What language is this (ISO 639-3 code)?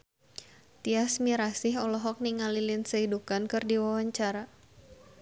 sun